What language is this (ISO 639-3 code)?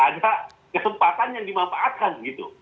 ind